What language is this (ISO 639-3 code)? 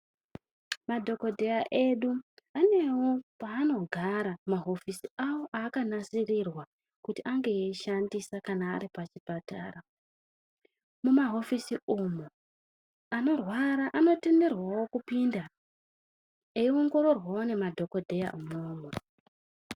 ndc